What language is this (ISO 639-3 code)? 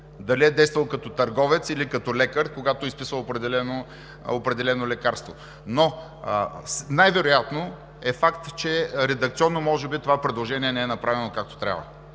bul